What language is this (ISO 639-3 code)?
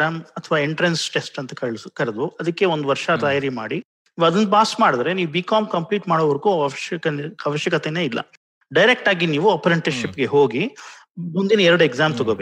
kan